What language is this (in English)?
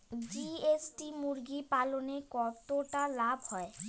Bangla